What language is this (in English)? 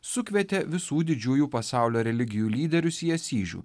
Lithuanian